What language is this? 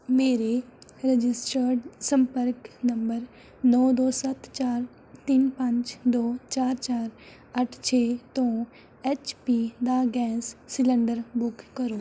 Punjabi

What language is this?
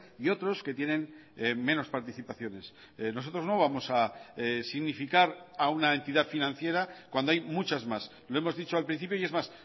Spanish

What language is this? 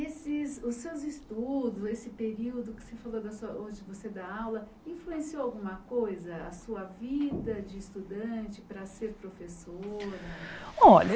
Portuguese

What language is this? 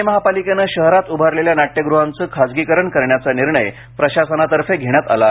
Marathi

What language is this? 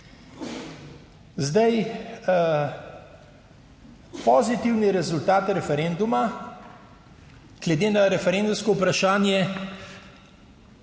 Slovenian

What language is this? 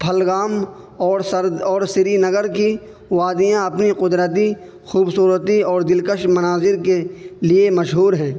Urdu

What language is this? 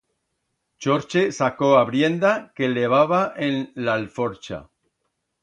Aragonese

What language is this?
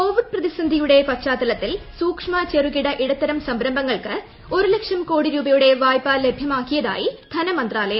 Malayalam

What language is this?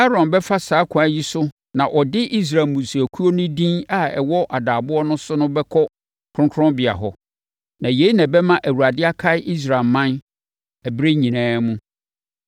Akan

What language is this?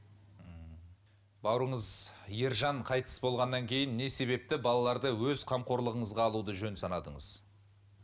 Kazakh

